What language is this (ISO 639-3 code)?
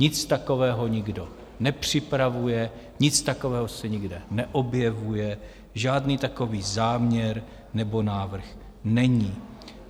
ces